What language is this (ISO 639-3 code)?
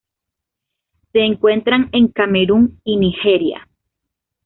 spa